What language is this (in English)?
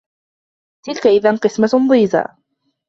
Arabic